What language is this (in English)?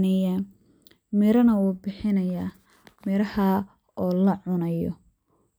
Somali